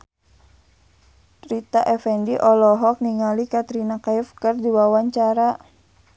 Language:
Sundanese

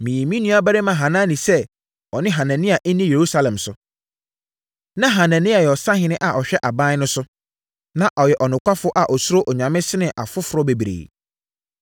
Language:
Akan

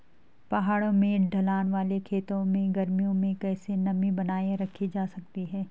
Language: Hindi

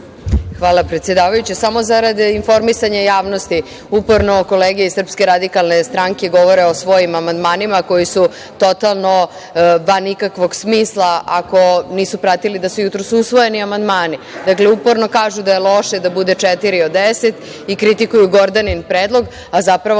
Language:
Serbian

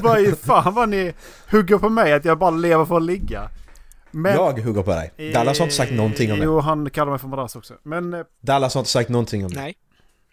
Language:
Swedish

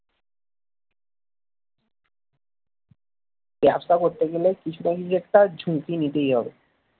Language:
Bangla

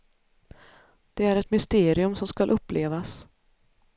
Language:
Swedish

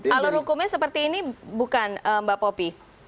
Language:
Indonesian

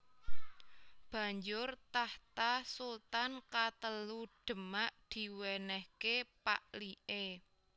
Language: Javanese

